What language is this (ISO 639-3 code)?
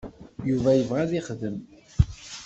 kab